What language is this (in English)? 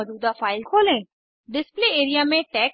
Hindi